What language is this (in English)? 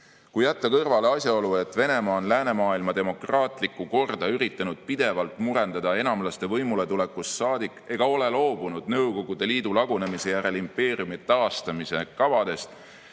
Estonian